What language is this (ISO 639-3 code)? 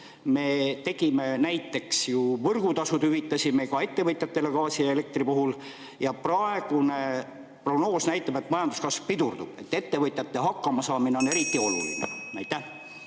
est